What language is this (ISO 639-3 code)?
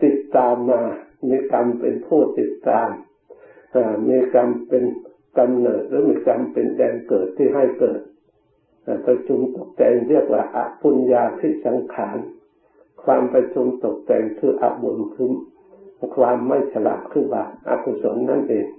tha